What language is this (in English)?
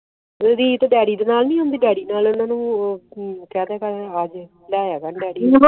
Punjabi